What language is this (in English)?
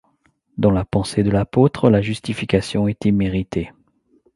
French